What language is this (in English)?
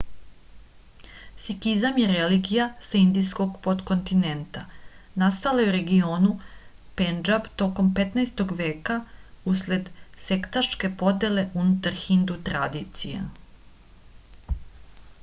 Serbian